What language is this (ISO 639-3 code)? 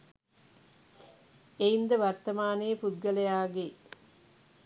sin